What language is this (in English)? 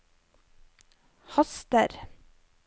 Norwegian